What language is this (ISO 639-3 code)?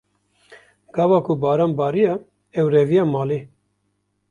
kur